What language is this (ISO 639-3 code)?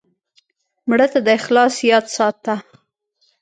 pus